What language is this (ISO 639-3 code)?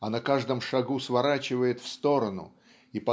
rus